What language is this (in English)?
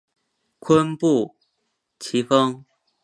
Chinese